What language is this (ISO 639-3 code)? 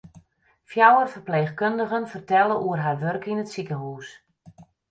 fry